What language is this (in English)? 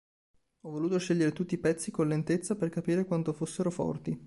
Italian